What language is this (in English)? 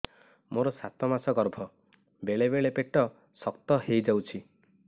Odia